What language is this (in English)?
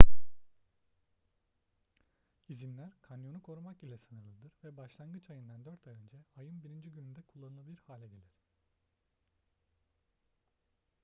Turkish